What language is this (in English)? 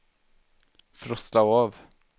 Swedish